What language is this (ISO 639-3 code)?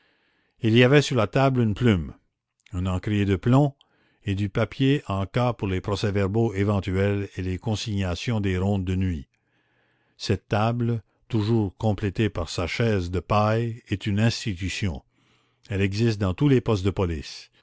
fra